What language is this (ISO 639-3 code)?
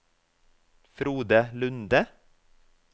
nor